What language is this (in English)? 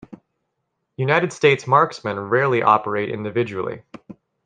English